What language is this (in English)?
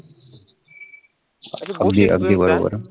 Marathi